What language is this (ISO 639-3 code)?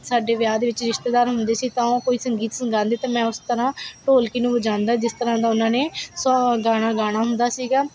pan